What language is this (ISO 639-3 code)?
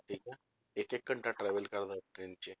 pan